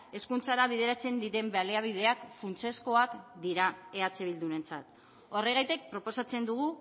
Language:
Basque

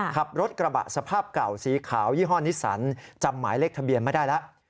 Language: Thai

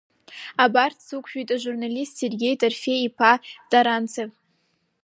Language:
Abkhazian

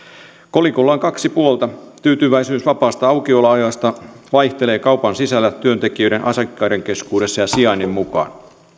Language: Finnish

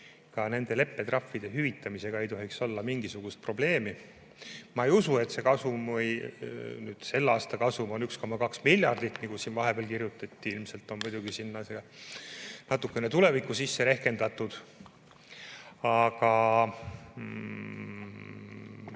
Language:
Estonian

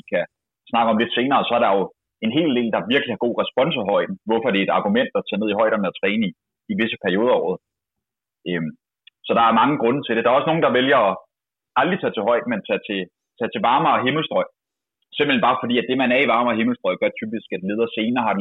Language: Danish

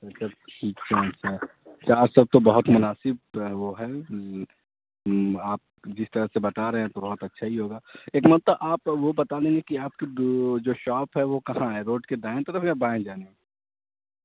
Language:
Urdu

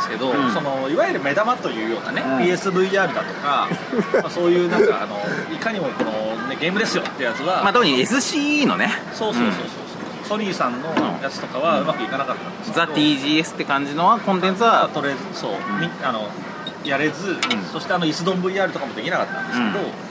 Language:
Japanese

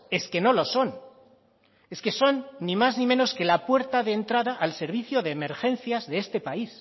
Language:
Spanish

